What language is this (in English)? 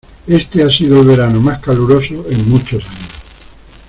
Spanish